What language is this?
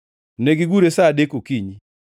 Luo (Kenya and Tanzania)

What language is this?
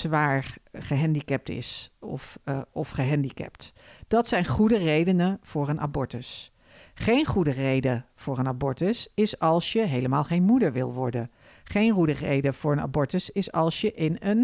Dutch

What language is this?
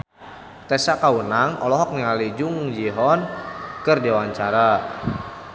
Sundanese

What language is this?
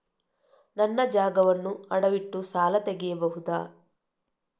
Kannada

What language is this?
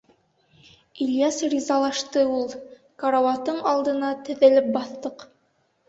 Bashkir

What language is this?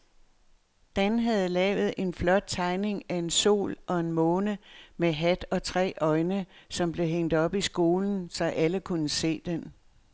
Danish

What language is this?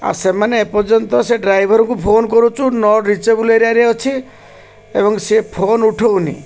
Odia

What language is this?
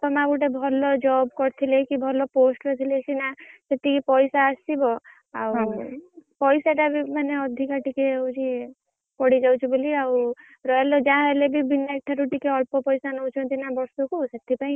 Odia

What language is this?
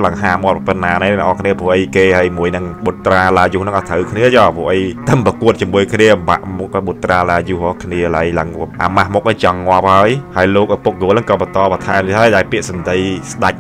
Thai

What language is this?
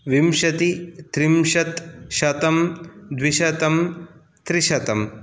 Sanskrit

